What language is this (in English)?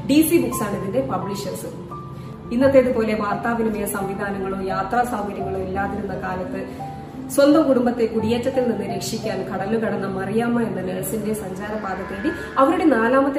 Malayalam